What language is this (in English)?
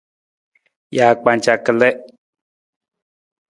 Nawdm